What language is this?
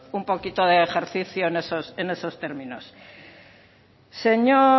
Spanish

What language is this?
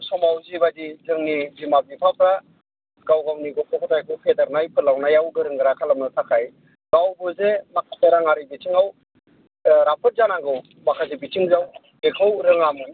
Bodo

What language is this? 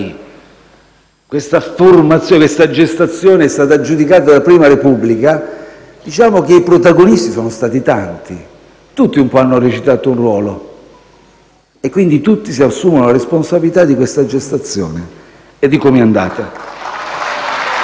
Italian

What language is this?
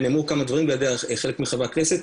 Hebrew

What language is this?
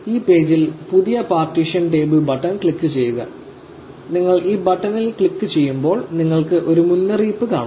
Malayalam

